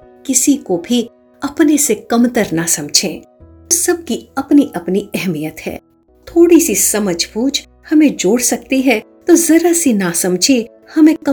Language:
Hindi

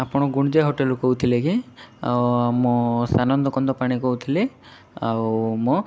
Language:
Odia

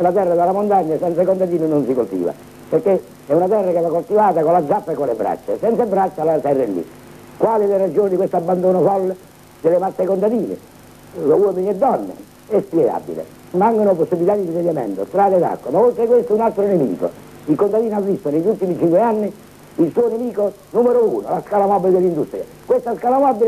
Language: Italian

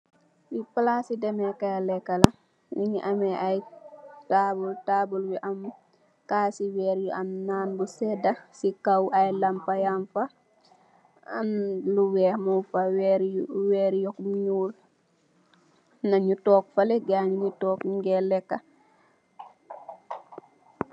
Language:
Wolof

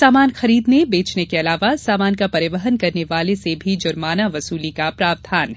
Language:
Hindi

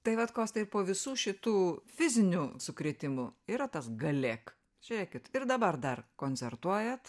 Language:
Lithuanian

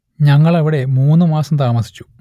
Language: Malayalam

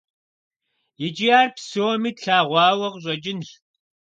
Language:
Kabardian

